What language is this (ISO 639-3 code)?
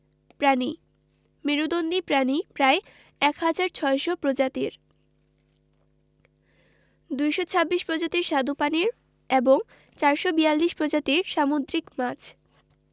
ben